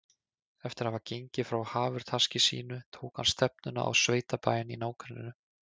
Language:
Icelandic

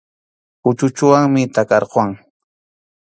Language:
Arequipa-La Unión Quechua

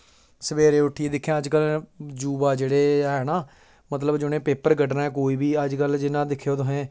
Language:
Dogri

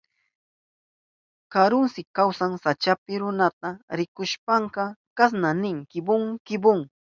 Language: Southern Pastaza Quechua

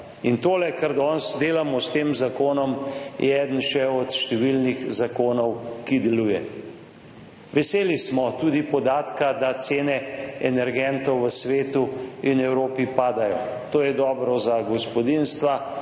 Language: Slovenian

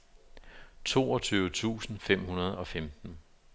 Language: Danish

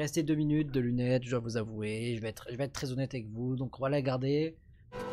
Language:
French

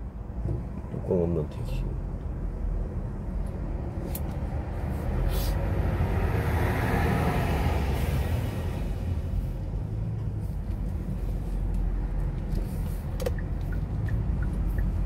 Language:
Korean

